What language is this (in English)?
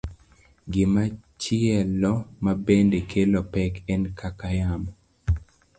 Luo (Kenya and Tanzania)